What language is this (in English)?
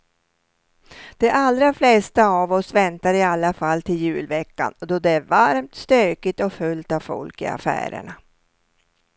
Swedish